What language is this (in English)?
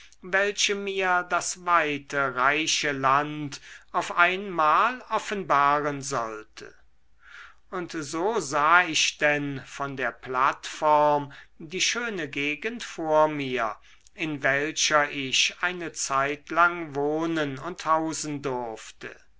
German